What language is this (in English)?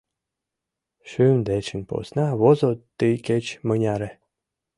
Mari